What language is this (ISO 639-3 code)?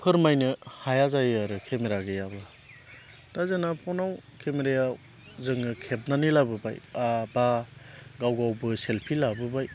brx